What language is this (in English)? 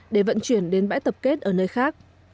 Vietnamese